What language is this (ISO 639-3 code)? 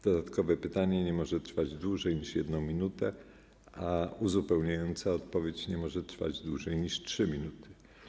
pol